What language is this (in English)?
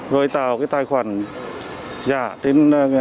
Vietnamese